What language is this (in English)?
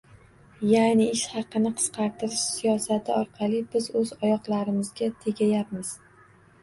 Uzbek